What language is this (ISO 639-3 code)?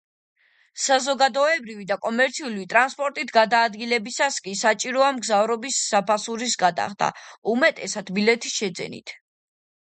kat